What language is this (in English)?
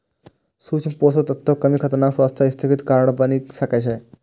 Maithili